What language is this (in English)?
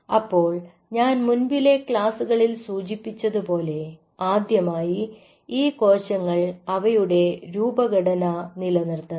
Malayalam